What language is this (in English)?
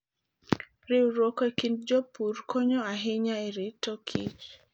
Luo (Kenya and Tanzania)